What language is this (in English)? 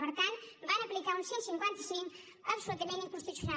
Catalan